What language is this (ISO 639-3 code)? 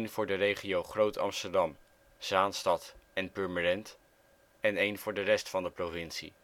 nld